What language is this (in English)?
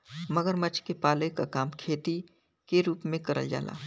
Bhojpuri